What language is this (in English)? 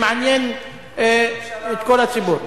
Hebrew